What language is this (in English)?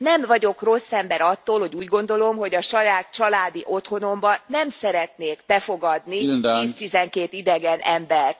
Hungarian